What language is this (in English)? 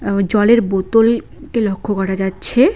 Bangla